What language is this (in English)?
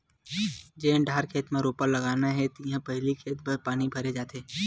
Chhattisgarhi